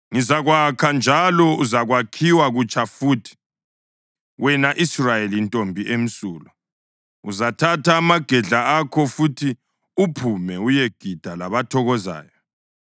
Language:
North Ndebele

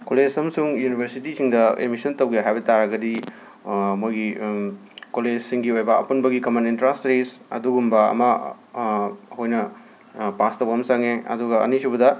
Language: Manipuri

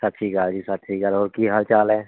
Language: Punjabi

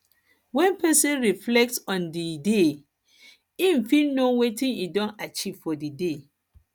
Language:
Nigerian Pidgin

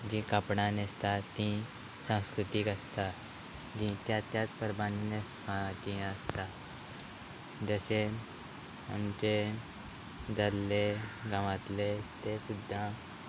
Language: Konkani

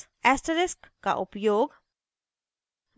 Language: Hindi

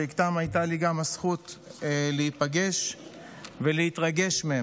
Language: Hebrew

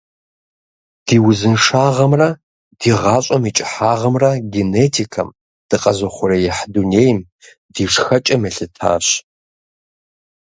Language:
Kabardian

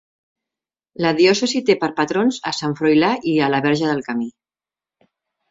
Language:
Catalan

